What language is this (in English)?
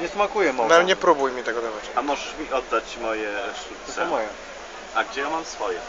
Polish